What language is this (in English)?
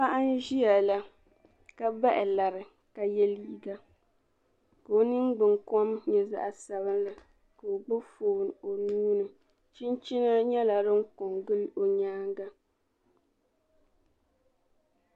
Dagbani